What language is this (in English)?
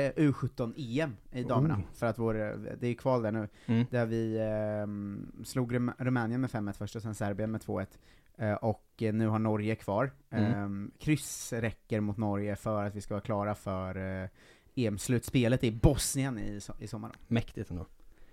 Swedish